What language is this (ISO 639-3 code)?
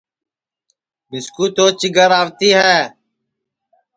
ssi